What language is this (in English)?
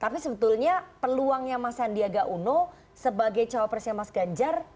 Indonesian